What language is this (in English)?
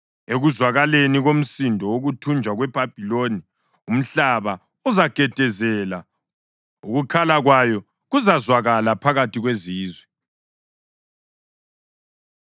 North Ndebele